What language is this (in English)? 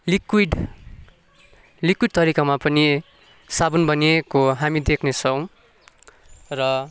Nepali